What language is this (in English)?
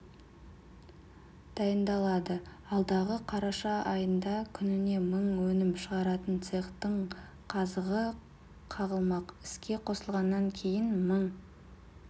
Kazakh